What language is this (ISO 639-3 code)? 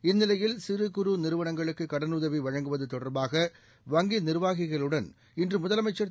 tam